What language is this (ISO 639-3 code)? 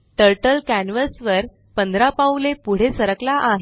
mar